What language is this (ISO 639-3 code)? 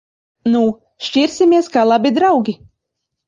lav